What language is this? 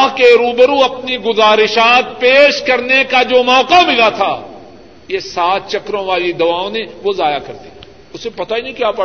Urdu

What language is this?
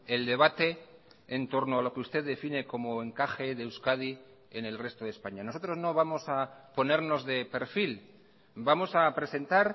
Spanish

